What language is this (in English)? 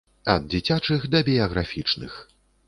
Belarusian